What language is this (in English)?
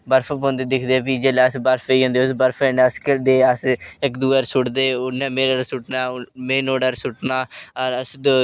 Dogri